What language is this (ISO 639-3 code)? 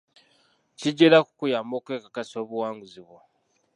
lug